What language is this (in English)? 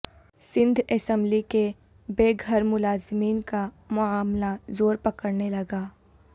Urdu